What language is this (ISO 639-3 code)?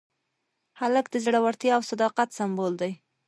pus